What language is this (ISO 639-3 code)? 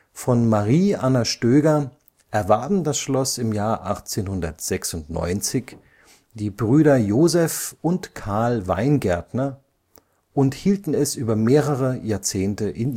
deu